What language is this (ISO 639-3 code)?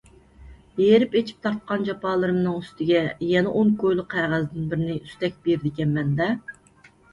uig